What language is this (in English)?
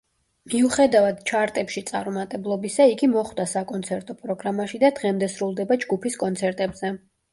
Georgian